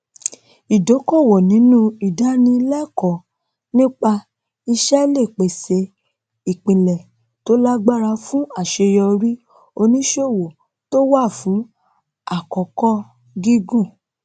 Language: Yoruba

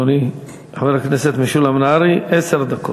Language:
Hebrew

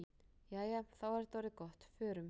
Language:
Icelandic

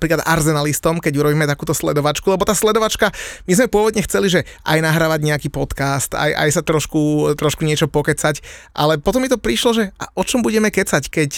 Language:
Slovak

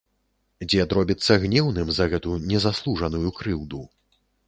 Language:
Belarusian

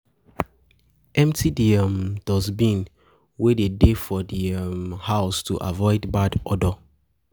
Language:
Nigerian Pidgin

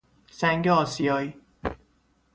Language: Persian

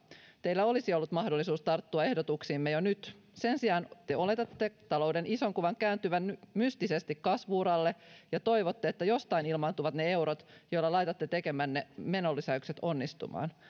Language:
Finnish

